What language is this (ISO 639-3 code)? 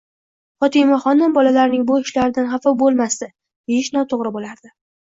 uzb